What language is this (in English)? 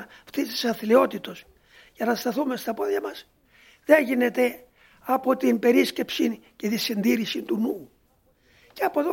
Greek